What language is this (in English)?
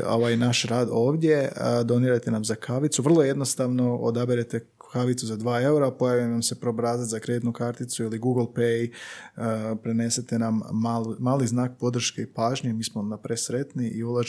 Croatian